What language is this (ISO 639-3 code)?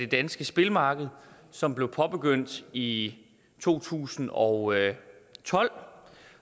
dan